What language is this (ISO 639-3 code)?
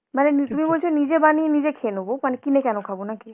ben